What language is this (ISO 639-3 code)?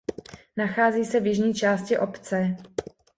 ces